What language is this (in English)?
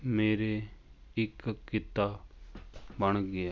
Punjabi